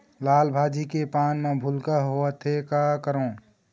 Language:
Chhattisgarhi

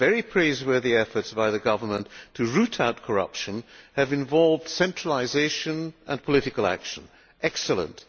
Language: English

